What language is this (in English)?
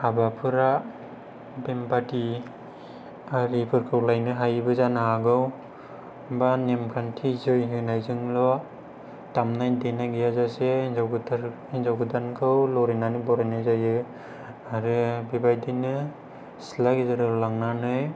Bodo